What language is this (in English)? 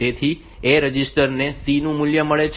Gujarati